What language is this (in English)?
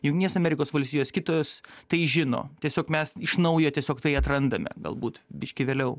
Lithuanian